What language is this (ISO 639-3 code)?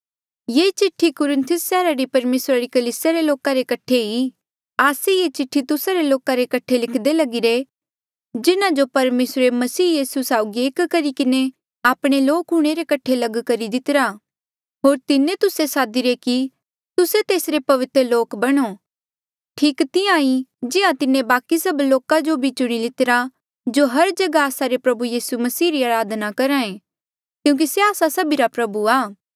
mjl